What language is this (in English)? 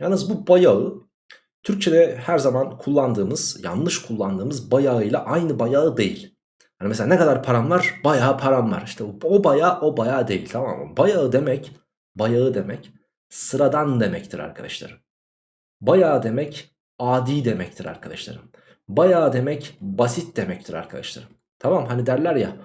Turkish